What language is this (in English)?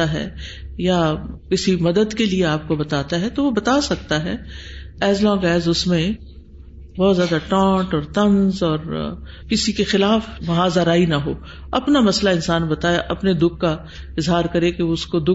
Urdu